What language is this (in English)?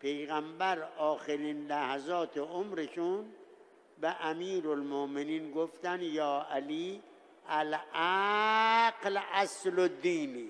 Persian